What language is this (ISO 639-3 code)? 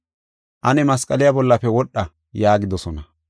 gof